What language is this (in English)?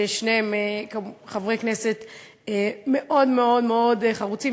Hebrew